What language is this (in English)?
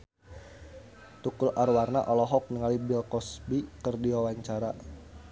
Sundanese